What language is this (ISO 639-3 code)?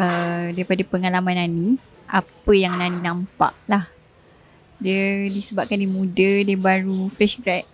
msa